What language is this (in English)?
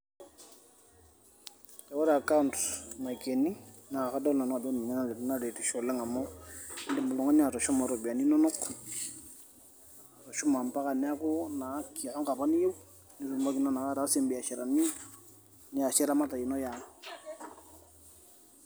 Masai